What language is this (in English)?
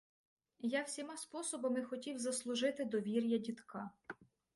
Ukrainian